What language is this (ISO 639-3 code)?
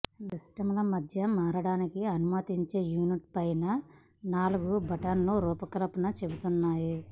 tel